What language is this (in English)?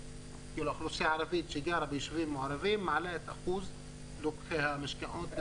Hebrew